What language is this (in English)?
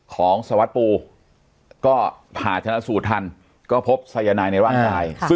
Thai